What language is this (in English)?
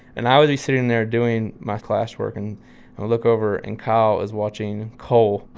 English